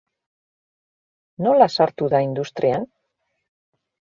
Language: Basque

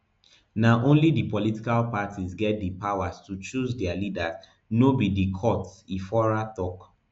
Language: Nigerian Pidgin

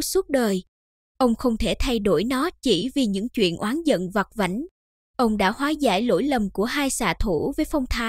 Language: Vietnamese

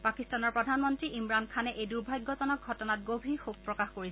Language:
Assamese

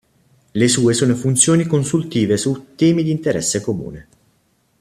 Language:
Italian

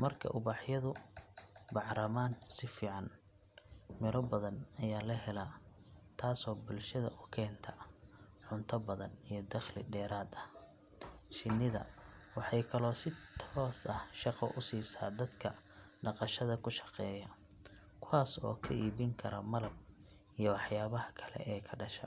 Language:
Somali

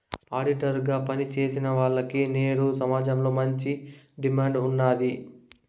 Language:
Telugu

